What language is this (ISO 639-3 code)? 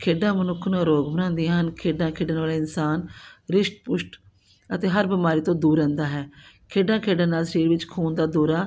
pan